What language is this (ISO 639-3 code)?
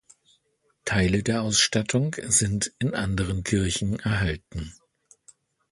deu